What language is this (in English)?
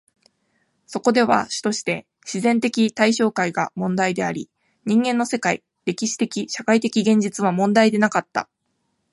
Japanese